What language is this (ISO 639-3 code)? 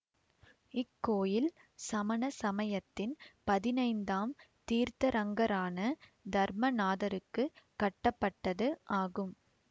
tam